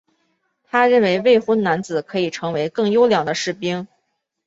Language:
Chinese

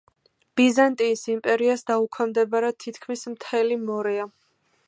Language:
Georgian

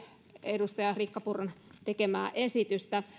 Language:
Finnish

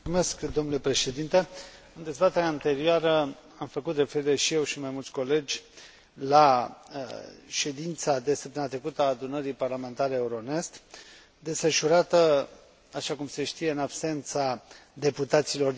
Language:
Romanian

